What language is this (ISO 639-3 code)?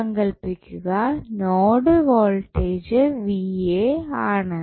mal